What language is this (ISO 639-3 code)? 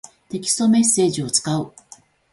jpn